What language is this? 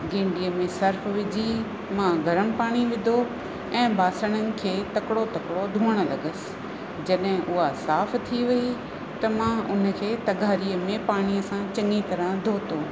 Sindhi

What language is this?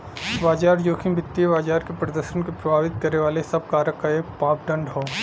Bhojpuri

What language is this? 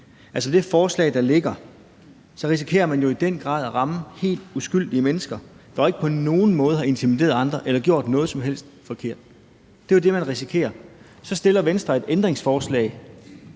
Danish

